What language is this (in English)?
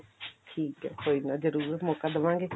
Punjabi